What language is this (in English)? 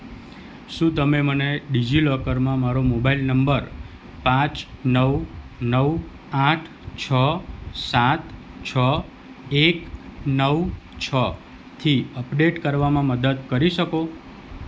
Gujarati